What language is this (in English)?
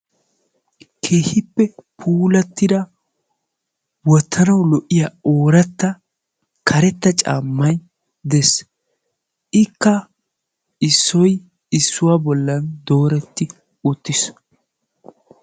Wolaytta